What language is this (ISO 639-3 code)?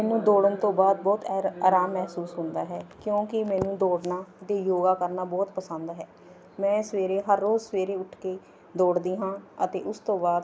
pan